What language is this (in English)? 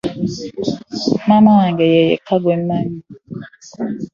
Ganda